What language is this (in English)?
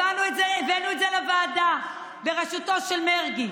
Hebrew